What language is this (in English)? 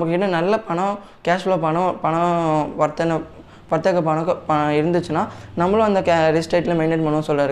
Tamil